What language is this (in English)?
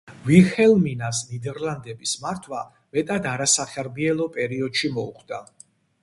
Georgian